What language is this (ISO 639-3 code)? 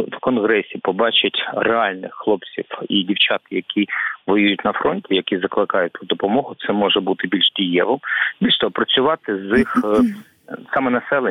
ukr